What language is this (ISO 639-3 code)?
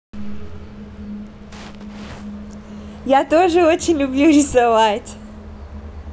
rus